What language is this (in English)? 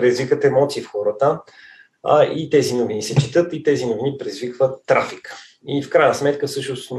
Bulgarian